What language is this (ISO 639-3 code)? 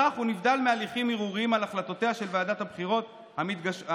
heb